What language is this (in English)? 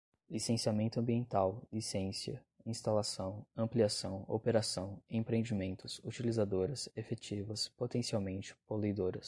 Portuguese